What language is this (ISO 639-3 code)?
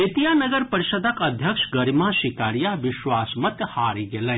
mai